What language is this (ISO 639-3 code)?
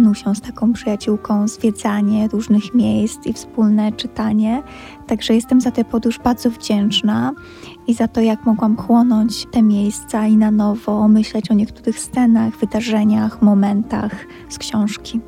pol